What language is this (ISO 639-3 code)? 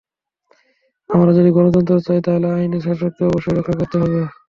ben